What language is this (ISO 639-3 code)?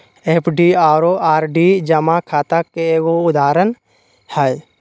mag